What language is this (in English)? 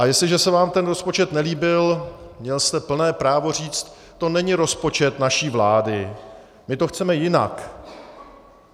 Czech